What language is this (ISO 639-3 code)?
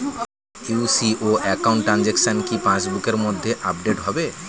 ben